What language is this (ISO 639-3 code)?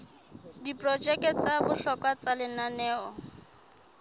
sot